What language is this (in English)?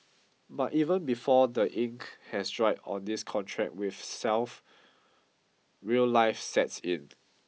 English